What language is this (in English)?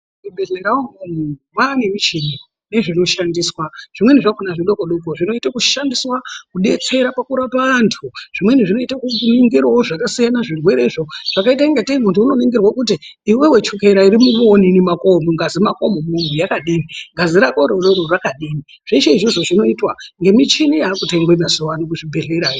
Ndau